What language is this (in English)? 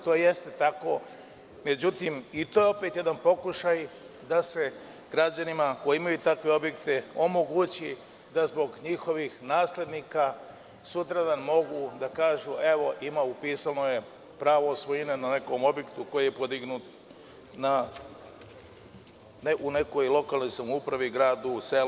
Serbian